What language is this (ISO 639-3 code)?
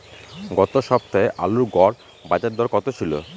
ben